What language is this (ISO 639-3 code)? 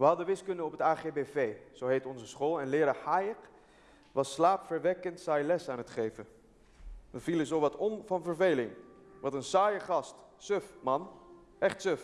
nld